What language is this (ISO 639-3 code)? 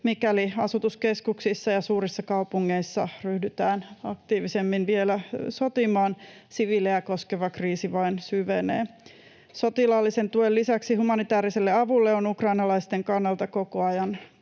fin